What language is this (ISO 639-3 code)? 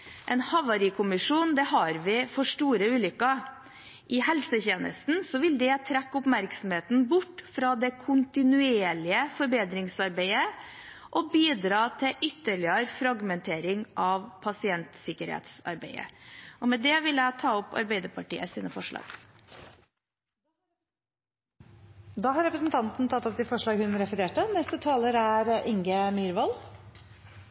nor